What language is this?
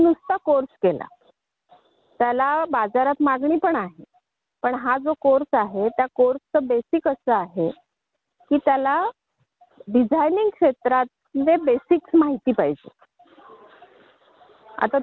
Marathi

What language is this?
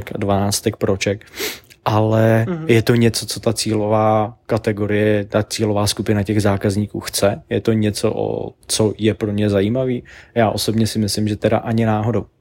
Czech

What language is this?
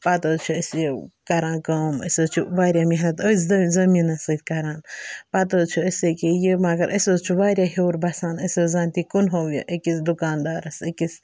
Kashmiri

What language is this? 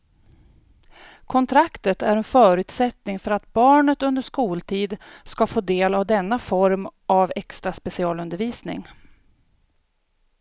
Swedish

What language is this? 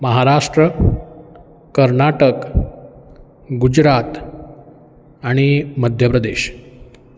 Konkani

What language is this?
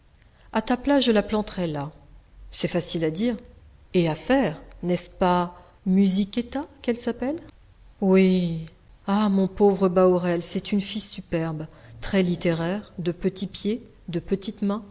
French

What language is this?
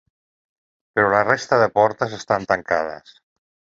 Catalan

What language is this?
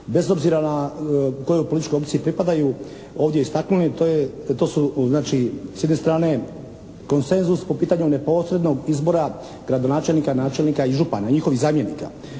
Croatian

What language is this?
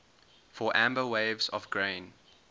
English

